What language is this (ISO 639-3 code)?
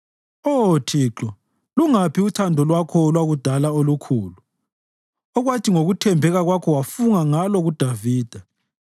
nde